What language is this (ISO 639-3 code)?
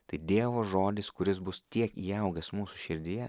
lit